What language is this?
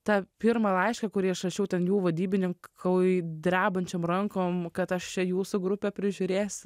Lithuanian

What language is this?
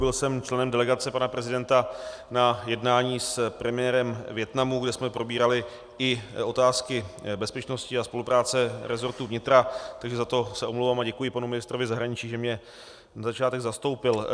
Czech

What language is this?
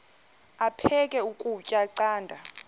Xhosa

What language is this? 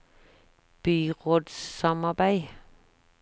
Norwegian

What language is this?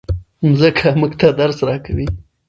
Pashto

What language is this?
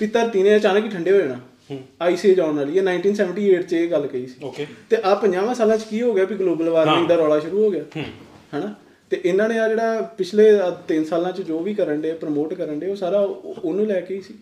Punjabi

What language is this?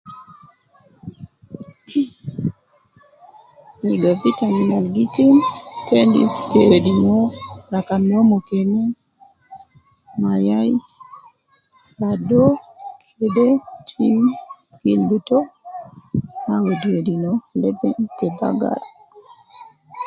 Nubi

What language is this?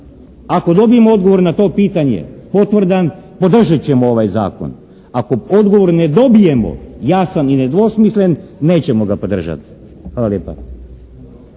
Croatian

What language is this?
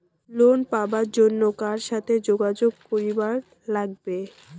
Bangla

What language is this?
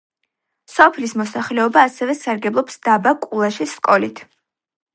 Georgian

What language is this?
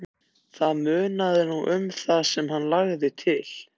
Icelandic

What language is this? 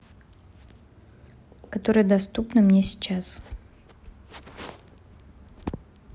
Russian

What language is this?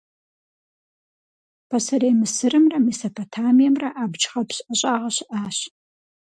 Kabardian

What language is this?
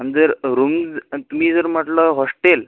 Marathi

